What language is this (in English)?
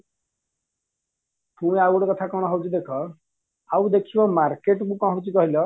Odia